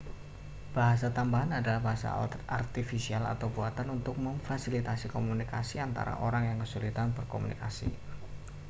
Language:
Indonesian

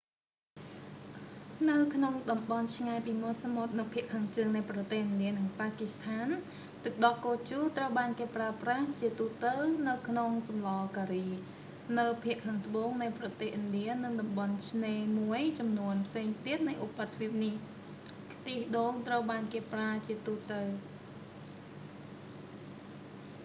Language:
Khmer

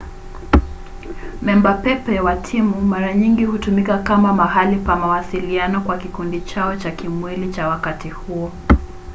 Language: Swahili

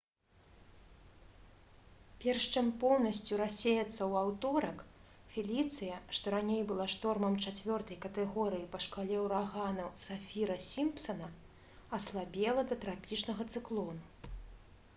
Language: Belarusian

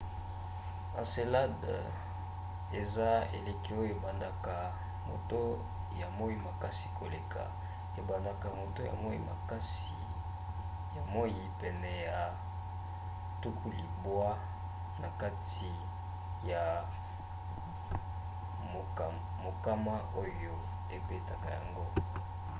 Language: Lingala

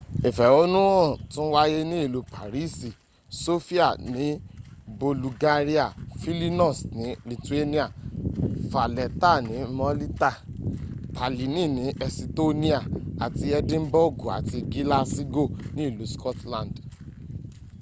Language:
Yoruba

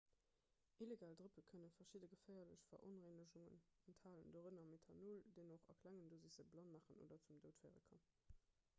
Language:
Luxembourgish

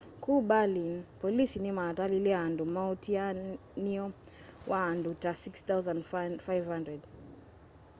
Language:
Kamba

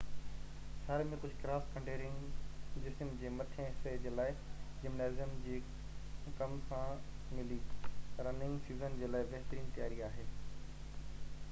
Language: Sindhi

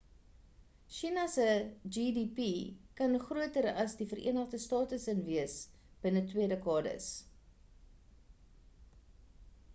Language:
Afrikaans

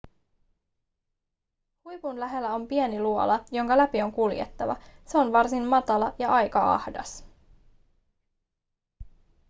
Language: Finnish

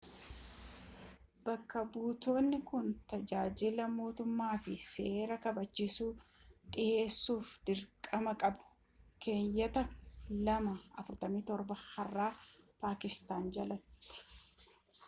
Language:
Oromo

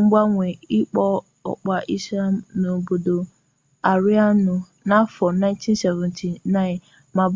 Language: Igbo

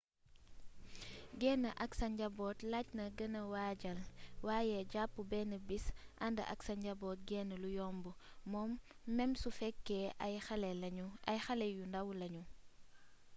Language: Wolof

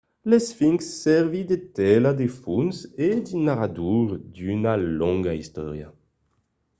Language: Occitan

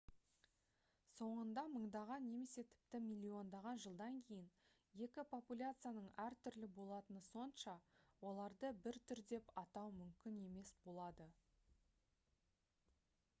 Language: Kazakh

